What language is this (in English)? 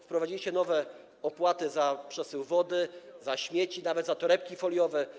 Polish